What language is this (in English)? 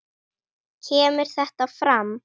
Icelandic